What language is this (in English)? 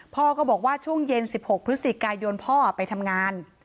Thai